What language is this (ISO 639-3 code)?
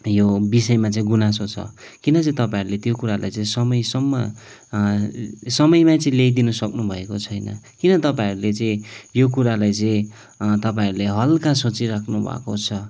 nep